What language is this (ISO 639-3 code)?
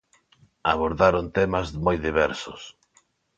glg